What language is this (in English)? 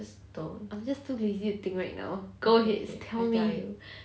English